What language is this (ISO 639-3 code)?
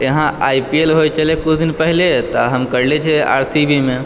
mai